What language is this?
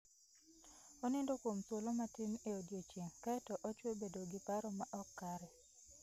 Luo (Kenya and Tanzania)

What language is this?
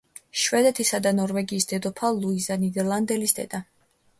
Georgian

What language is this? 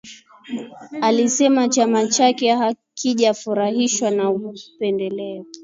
Swahili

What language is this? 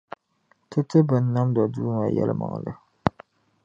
Dagbani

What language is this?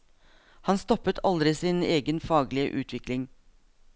Norwegian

